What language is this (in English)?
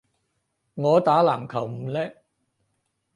Cantonese